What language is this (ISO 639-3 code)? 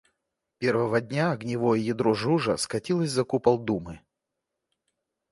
rus